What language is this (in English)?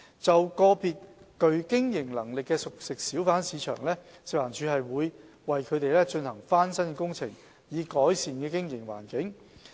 Cantonese